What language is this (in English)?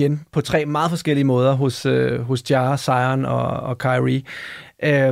Danish